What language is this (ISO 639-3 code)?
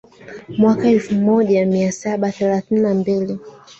swa